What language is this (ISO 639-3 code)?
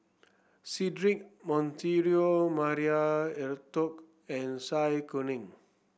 eng